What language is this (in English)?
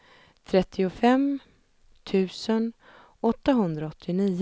Swedish